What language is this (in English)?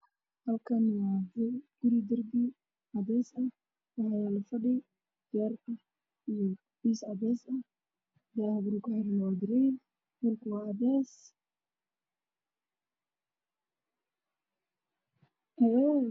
Somali